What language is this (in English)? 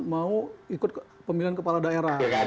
Indonesian